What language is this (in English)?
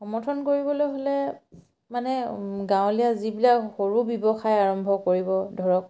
Assamese